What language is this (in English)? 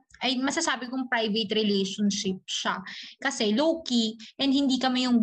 Filipino